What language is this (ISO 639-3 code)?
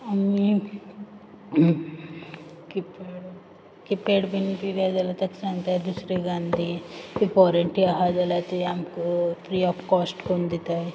kok